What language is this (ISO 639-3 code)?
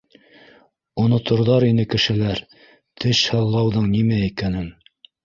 bak